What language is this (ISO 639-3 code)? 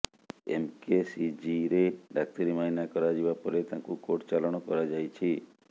ori